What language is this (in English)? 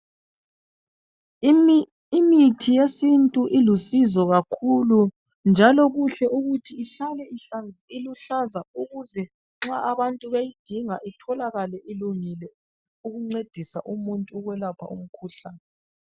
North Ndebele